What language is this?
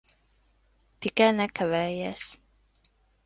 Latvian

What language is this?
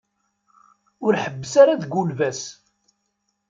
Kabyle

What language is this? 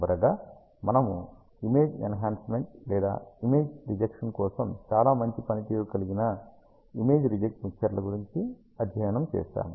Telugu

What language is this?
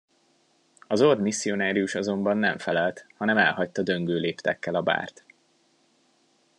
Hungarian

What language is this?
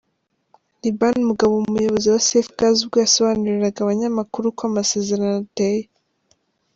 Kinyarwanda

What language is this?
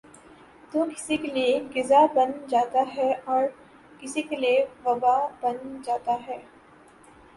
Urdu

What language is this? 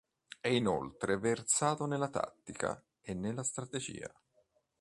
Italian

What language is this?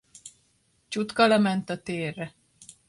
Hungarian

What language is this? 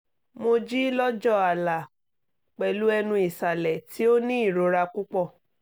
Yoruba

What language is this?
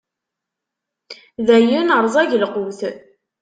Kabyle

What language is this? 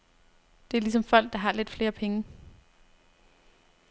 Danish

